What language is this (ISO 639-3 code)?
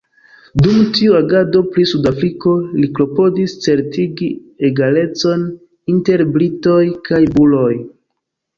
epo